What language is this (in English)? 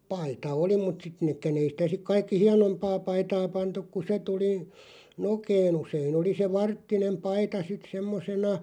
Finnish